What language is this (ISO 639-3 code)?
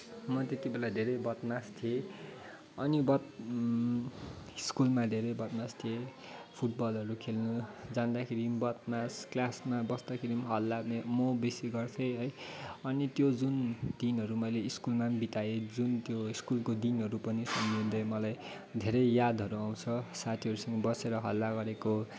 nep